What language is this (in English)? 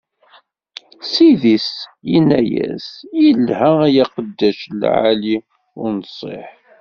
Kabyle